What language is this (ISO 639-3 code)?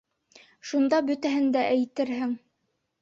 bak